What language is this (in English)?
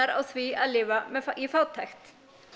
Icelandic